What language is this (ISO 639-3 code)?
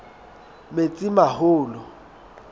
sot